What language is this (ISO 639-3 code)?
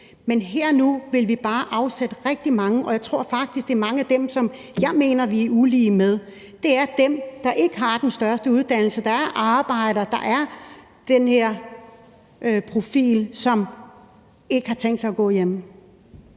dan